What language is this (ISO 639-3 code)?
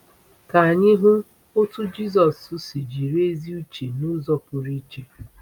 ibo